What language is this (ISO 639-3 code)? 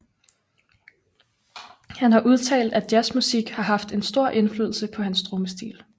dan